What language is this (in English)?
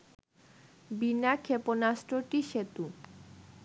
Bangla